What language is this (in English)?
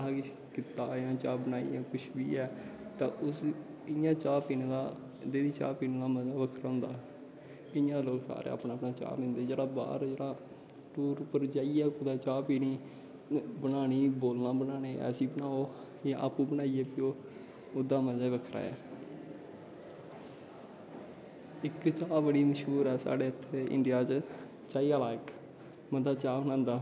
Dogri